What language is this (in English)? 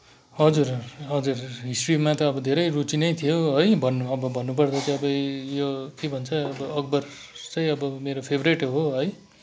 Nepali